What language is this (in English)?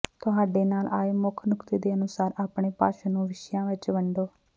Punjabi